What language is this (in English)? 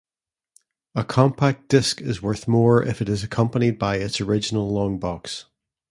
English